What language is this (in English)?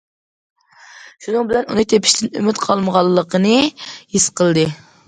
Uyghur